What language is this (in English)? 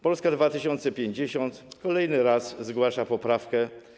Polish